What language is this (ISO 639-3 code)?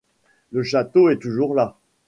fra